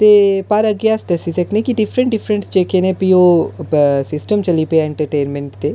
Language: Dogri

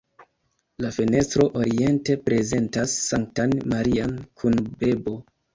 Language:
Esperanto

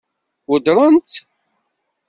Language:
Kabyle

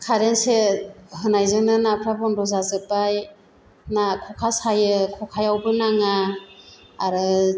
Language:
Bodo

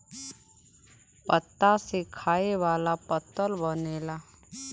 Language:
Bhojpuri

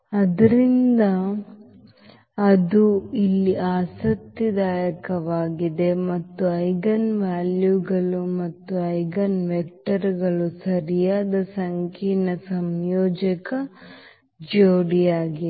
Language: Kannada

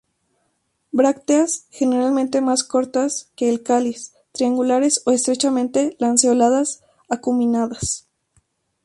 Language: Spanish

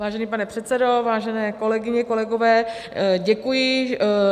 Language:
Czech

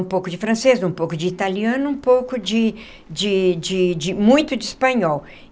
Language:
Portuguese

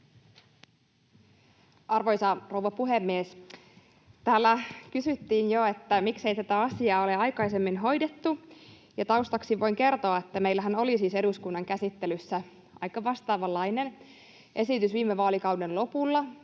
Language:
Finnish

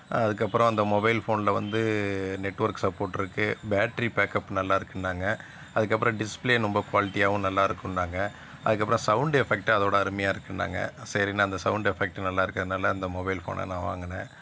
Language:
Tamil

